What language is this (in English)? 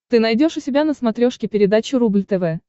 Russian